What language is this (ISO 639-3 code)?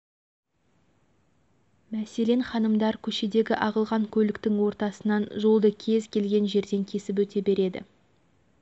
kaz